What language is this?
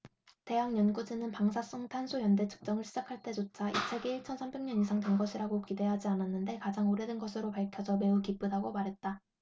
Korean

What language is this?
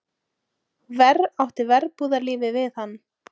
Icelandic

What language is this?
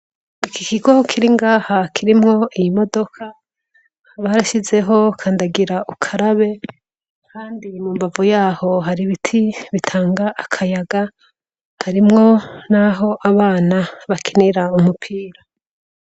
Rundi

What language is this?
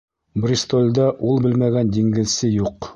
Bashkir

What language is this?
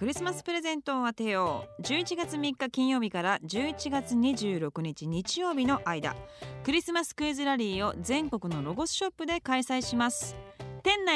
Japanese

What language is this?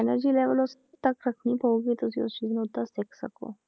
Punjabi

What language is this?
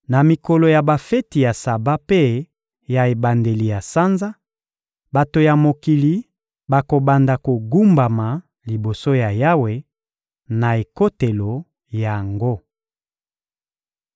Lingala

